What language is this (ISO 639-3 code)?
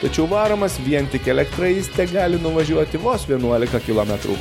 lit